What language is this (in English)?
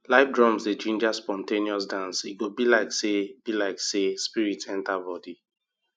Nigerian Pidgin